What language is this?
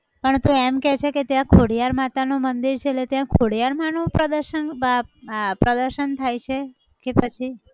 Gujarati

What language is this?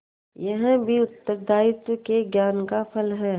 Hindi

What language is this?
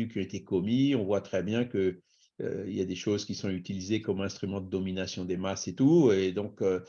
French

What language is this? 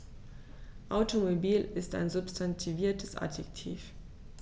German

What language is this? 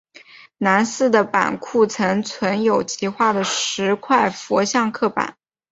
Chinese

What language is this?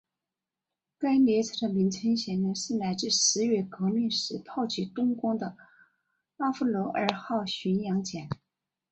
Chinese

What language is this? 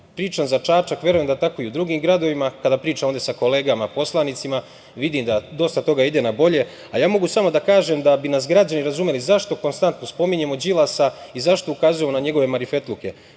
Serbian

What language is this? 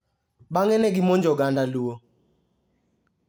Luo (Kenya and Tanzania)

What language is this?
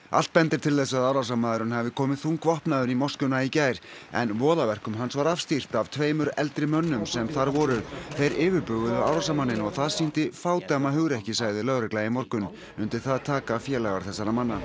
Icelandic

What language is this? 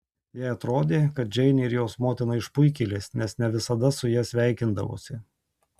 Lithuanian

